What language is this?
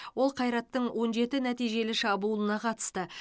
Kazakh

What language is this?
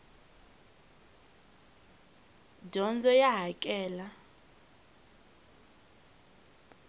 Tsonga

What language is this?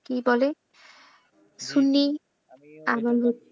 Bangla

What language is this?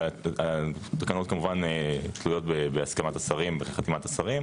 Hebrew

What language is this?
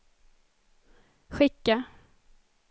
Swedish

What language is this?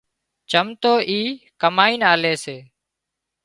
Wadiyara Koli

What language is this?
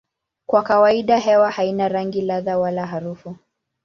Swahili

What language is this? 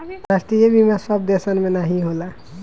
Bhojpuri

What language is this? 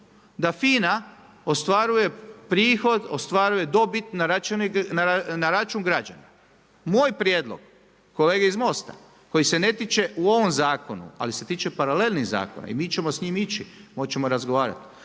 Croatian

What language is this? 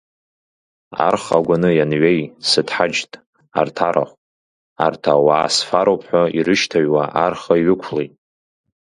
Abkhazian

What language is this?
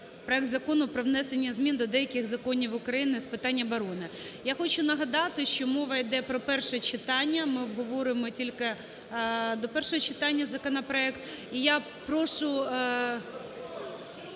Ukrainian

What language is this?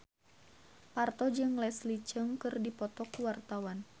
Sundanese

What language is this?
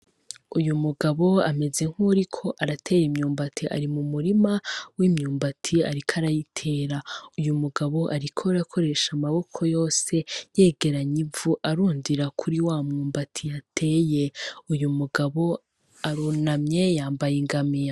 Rundi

